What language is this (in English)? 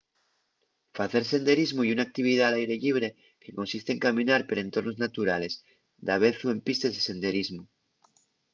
Asturian